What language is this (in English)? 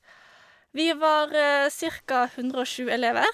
Norwegian